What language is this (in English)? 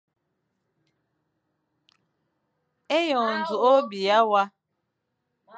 Fang